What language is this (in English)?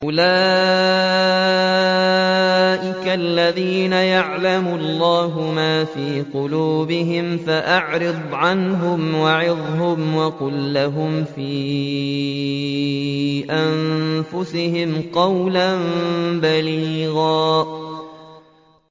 Arabic